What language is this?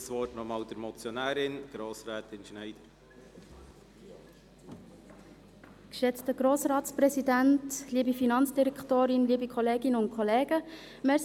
Swiss German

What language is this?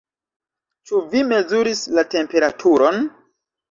Esperanto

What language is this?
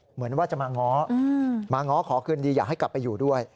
Thai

